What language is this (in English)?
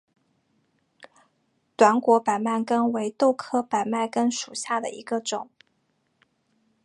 Chinese